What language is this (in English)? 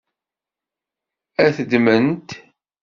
Kabyle